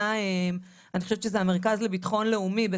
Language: Hebrew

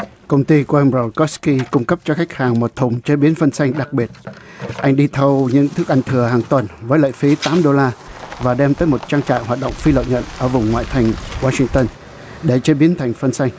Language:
Vietnamese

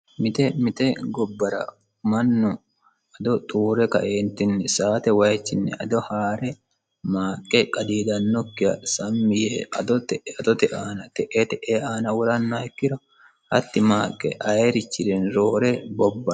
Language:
Sidamo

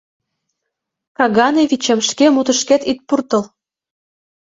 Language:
Mari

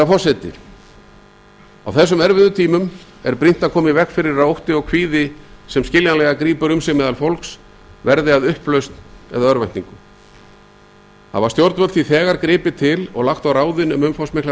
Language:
Icelandic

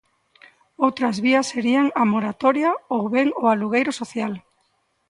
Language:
Galician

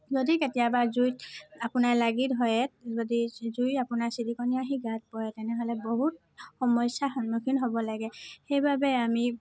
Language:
Assamese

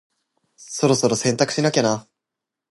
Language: Japanese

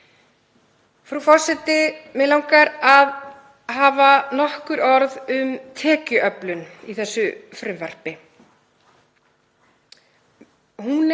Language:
Icelandic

